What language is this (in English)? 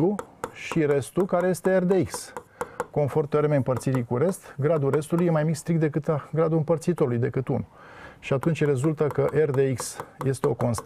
Romanian